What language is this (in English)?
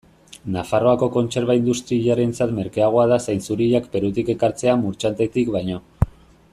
Basque